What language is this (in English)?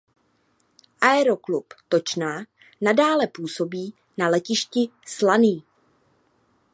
Czech